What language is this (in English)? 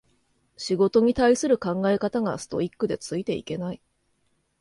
Japanese